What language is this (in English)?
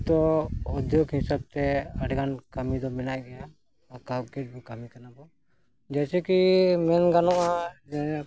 Santali